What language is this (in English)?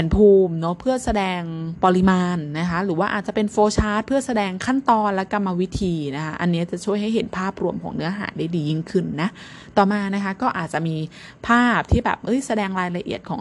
Thai